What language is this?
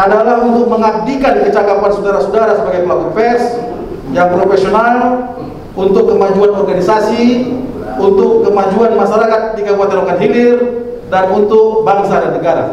Indonesian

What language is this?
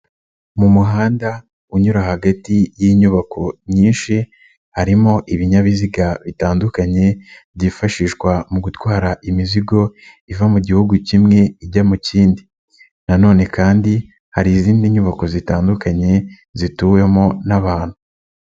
Kinyarwanda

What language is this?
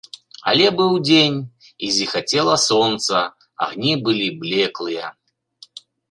Belarusian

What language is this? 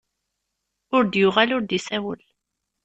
Kabyle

